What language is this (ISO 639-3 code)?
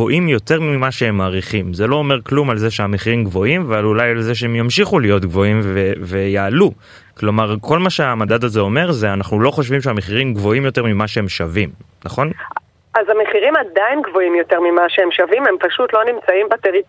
heb